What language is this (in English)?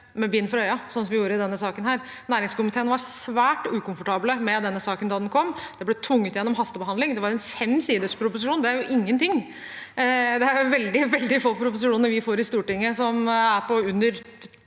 Norwegian